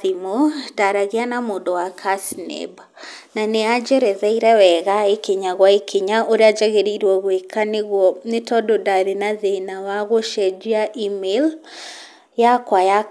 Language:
Kikuyu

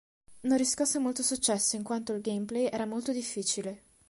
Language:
Italian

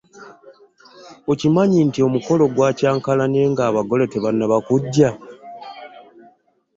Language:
Ganda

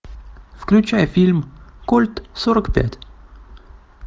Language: Russian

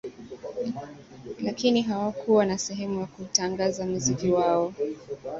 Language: Swahili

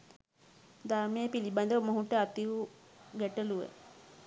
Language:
Sinhala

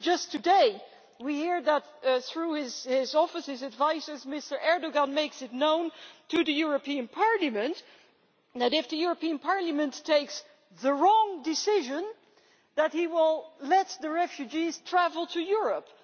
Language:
English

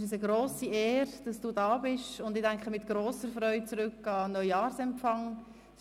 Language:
Swiss German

